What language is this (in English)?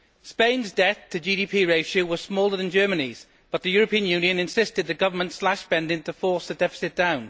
English